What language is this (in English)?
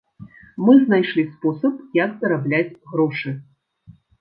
Belarusian